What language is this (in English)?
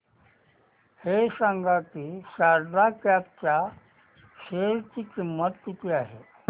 Marathi